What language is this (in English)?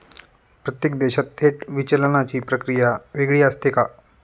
Marathi